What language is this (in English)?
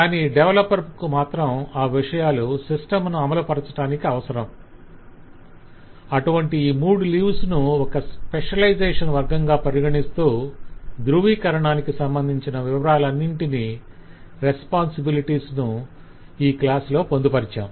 Telugu